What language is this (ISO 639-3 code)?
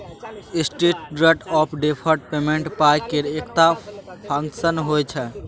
mai